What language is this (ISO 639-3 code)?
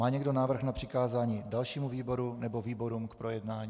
ces